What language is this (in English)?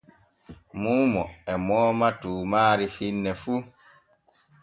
Borgu Fulfulde